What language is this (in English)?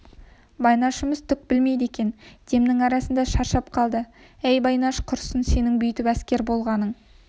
Kazakh